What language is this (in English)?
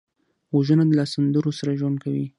Pashto